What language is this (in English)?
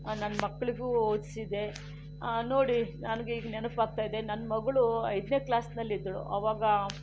Kannada